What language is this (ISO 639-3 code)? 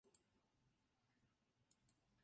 zho